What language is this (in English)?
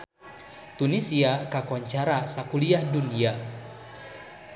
Sundanese